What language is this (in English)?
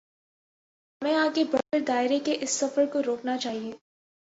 Urdu